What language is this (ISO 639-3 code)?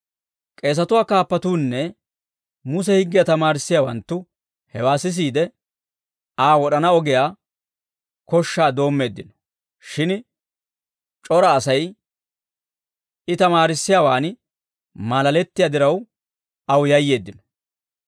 dwr